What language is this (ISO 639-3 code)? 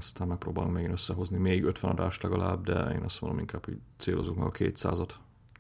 hun